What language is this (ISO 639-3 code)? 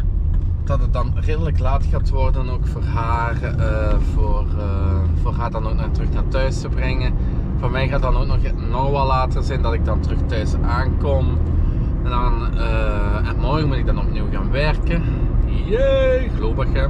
nld